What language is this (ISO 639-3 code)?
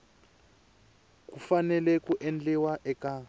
tso